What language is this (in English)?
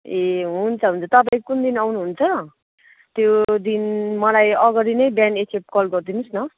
Nepali